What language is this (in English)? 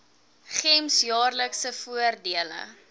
Afrikaans